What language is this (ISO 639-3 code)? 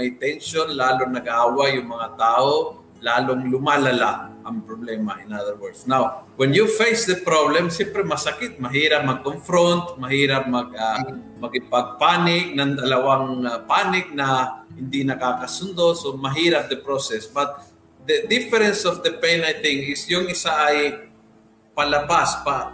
fil